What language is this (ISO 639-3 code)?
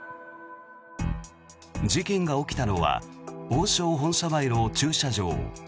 jpn